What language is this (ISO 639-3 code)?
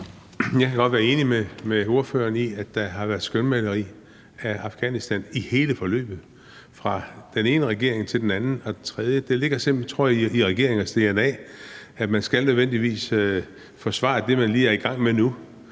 dan